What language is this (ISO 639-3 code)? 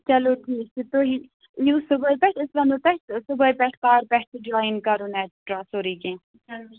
kas